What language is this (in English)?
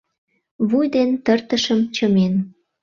Mari